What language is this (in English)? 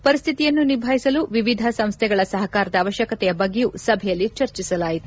Kannada